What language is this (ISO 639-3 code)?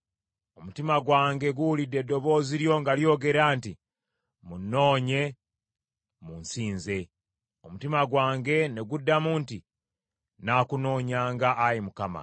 lug